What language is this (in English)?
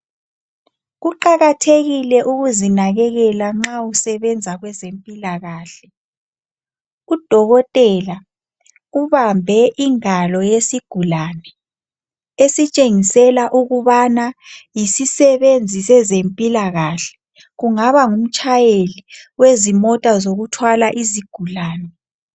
North Ndebele